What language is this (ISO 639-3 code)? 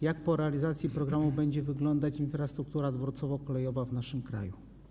pol